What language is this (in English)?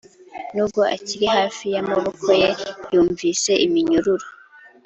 Kinyarwanda